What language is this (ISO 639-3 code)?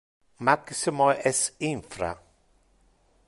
ina